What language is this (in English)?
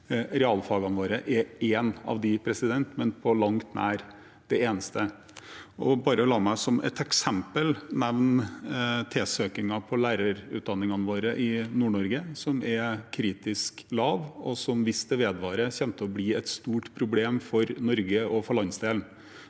Norwegian